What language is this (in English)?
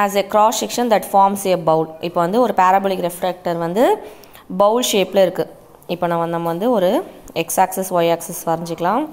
English